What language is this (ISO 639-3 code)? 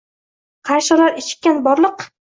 uzb